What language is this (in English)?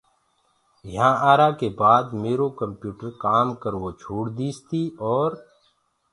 Gurgula